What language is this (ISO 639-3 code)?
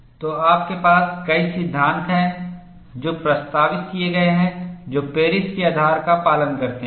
hin